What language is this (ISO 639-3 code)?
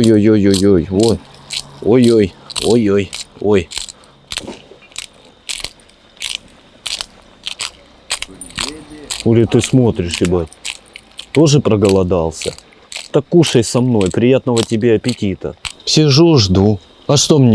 rus